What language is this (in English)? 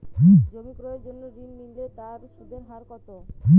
Bangla